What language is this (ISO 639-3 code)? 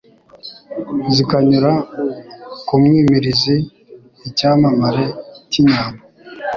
kin